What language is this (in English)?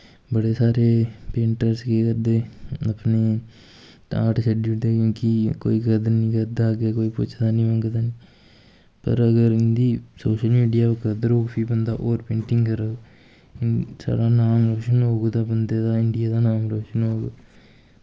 Dogri